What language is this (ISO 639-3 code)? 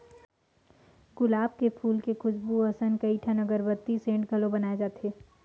hne